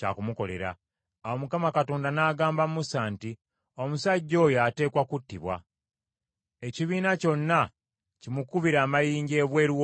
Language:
Ganda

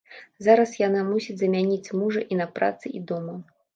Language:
Belarusian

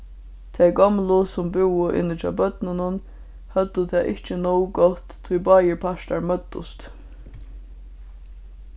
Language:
Faroese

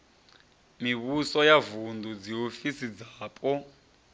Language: Venda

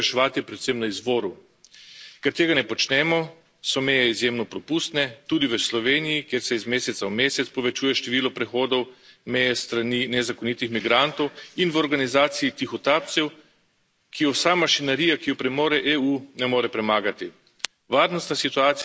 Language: Slovenian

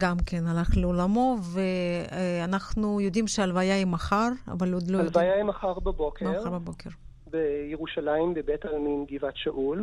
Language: Hebrew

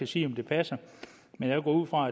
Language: Danish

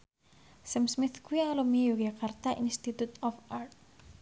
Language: Javanese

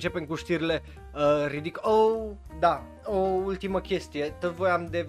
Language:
Romanian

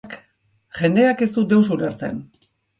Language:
Basque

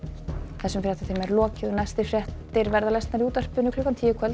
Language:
Icelandic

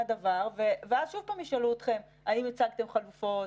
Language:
Hebrew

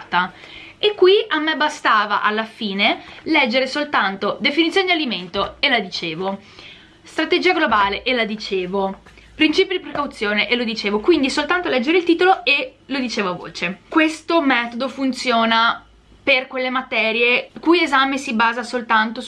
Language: Italian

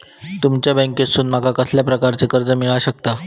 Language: Marathi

